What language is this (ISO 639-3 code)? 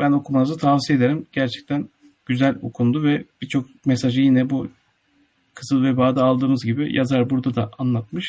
tur